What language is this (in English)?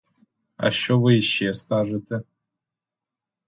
Ukrainian